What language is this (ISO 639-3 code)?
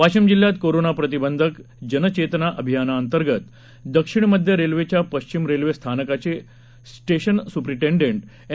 mar